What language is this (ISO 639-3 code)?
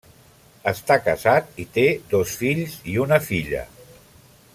cat